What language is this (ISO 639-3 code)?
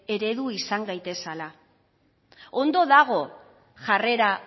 eus